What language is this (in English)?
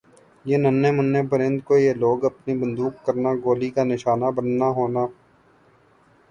Urdu